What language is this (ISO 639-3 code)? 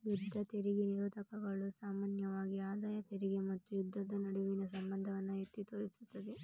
kan